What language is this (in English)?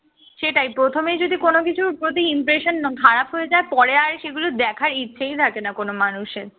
Bangla